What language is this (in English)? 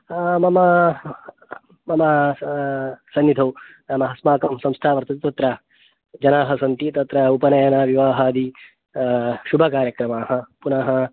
Sanskrit